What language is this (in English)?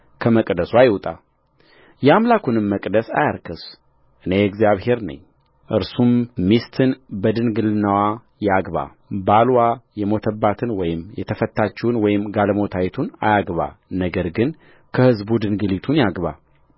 Amharic